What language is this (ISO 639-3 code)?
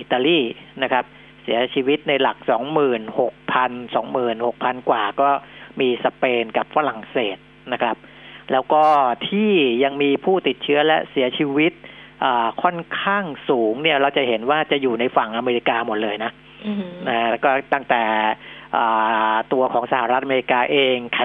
tha